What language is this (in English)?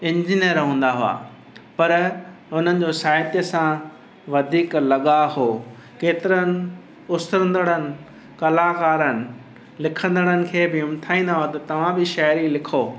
Sindhi